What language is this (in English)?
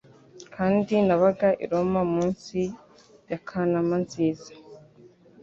Kinyarwanda